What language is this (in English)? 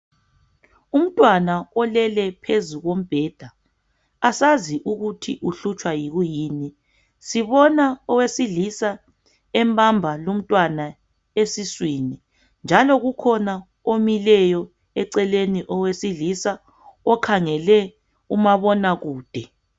North Ndebele